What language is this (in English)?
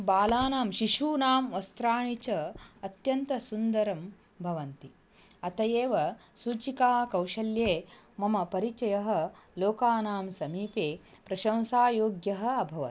Sanskrit